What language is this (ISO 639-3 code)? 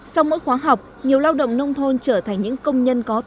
vie